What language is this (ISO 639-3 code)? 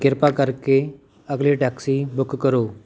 pan